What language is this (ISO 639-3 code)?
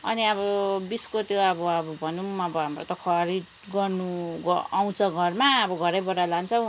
nep